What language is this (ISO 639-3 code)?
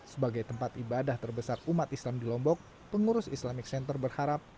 ind